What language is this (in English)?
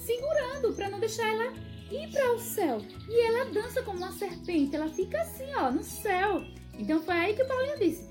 Portuguese